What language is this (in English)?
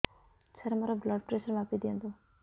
Odia